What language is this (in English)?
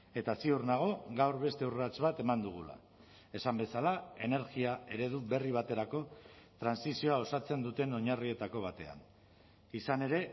Basque